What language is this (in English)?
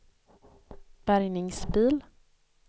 Swedish